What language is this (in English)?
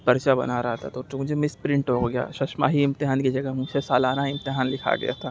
Urdu